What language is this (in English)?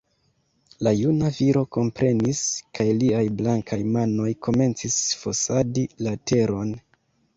Esperanto